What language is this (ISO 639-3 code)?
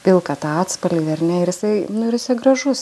lit